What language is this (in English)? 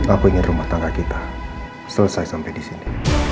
Indonesian